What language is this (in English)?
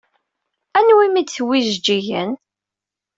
Kabyle